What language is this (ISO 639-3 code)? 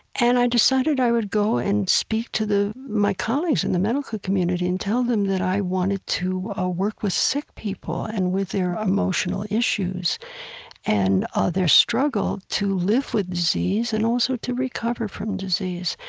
eng